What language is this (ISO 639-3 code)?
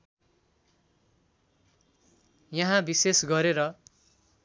nep